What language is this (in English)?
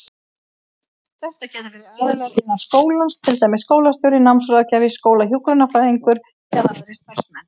Icelandic